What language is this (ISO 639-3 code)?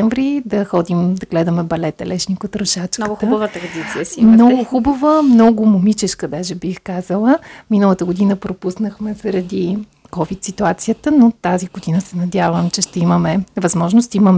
bul